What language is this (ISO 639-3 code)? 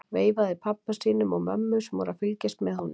isl